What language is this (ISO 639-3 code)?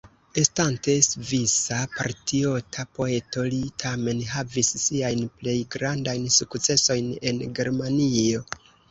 epo